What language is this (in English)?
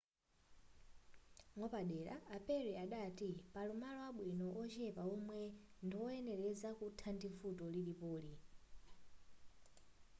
Nyanja